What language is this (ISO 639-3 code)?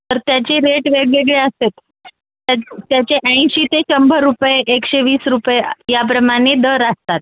mar